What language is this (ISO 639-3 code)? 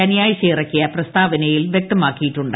mal